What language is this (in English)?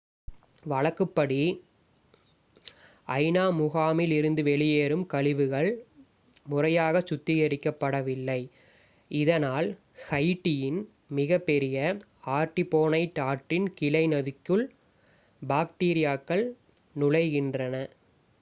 Tamil